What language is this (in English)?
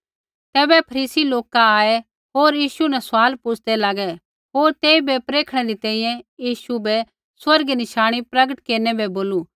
Kullu Pahari